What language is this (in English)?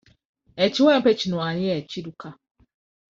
Ganda